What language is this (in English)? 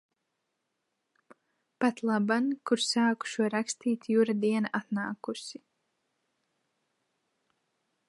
Latvian